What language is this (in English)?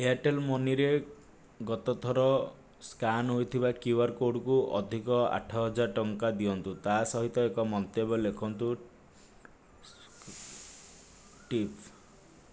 Odia